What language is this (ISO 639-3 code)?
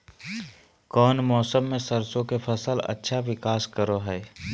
mag